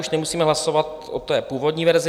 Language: Czech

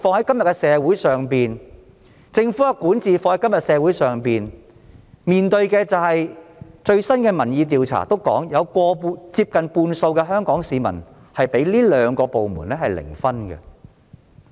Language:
Cantonese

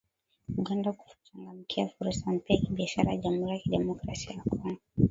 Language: Swahili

